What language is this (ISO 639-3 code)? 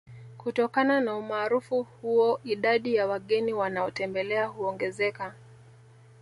swa